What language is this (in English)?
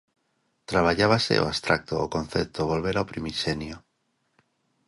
Galician